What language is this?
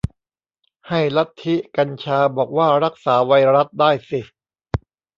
Thai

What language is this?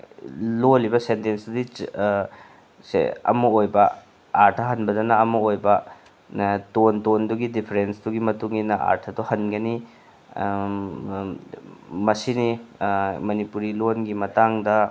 Manipuri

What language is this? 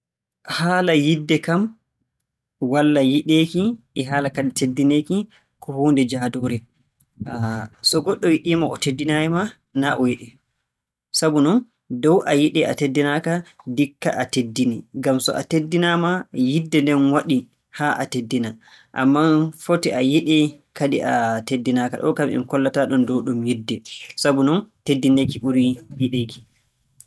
Borgu Fulfulde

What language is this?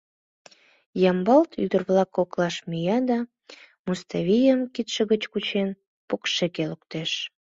Mari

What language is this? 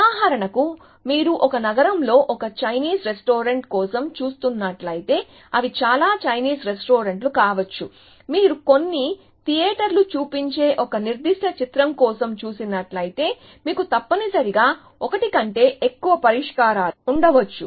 Telugu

